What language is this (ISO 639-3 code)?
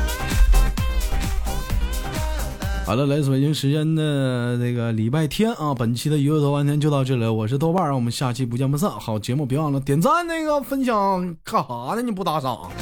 zho